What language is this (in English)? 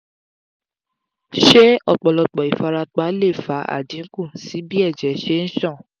Yoruba